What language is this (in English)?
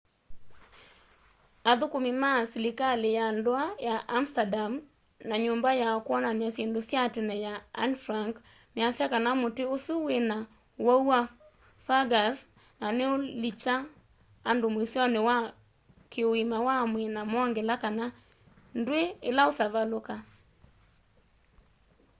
Kamba